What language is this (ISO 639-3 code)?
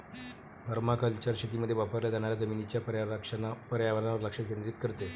mar